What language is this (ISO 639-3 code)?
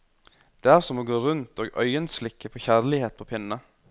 nor